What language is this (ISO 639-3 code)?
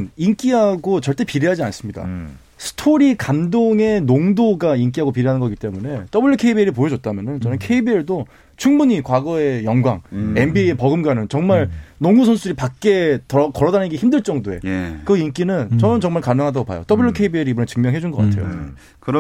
kor